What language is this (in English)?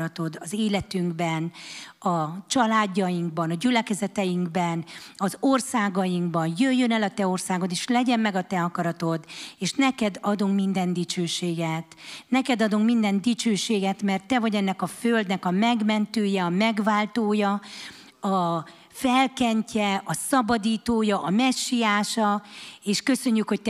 Hungarian